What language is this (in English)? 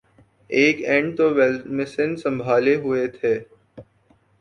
Urdu